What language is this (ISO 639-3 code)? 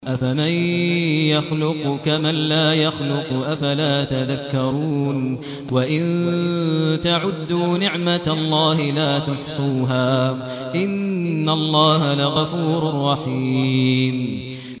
ara